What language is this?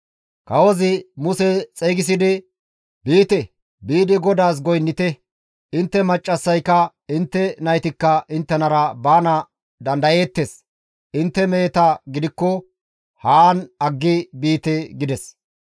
Gamo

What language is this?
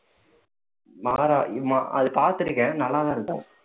Tamil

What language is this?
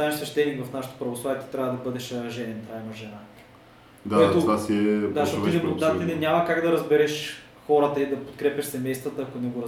Bulgarian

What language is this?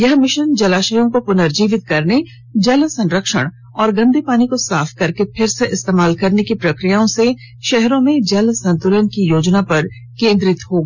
Hindi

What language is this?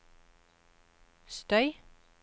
Norwegian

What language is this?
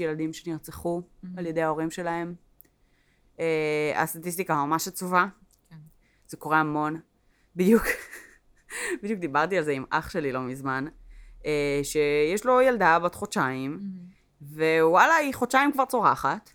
Hebrew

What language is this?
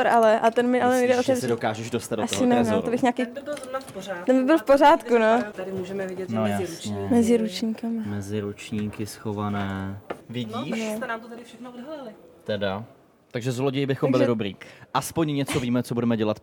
Czech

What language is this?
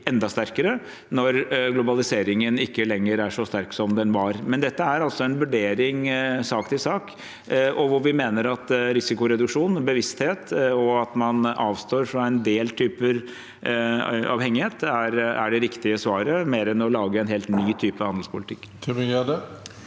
Norwegian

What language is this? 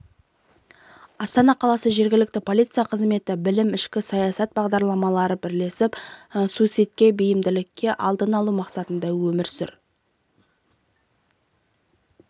Kazakh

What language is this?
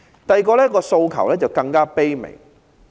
Cantonese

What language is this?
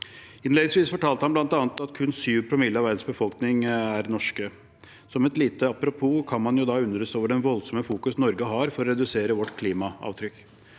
Norwegian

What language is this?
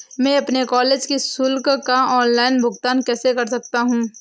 Hindi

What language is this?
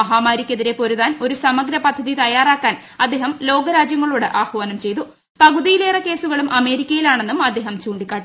Malayalam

